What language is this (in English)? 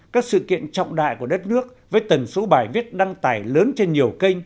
Vietnamese